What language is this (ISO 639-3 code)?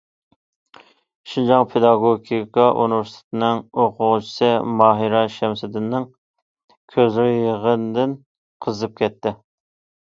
uig